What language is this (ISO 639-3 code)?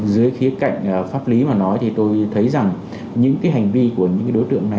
vie